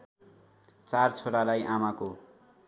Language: Nepali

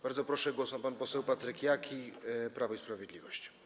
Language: Polish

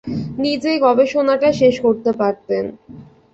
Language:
Bangla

